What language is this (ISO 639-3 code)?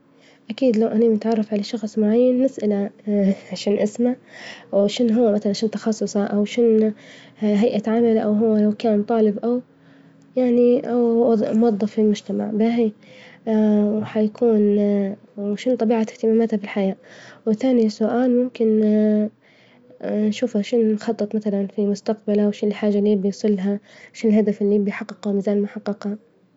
ayl